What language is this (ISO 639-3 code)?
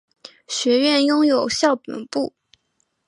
zho